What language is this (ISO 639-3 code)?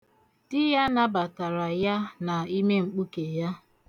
ibo